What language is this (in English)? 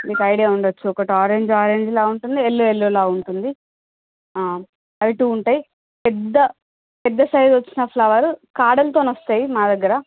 Telugu